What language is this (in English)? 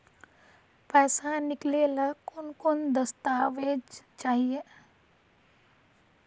Magahi